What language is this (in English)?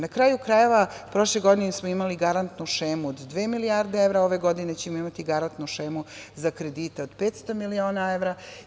Serbian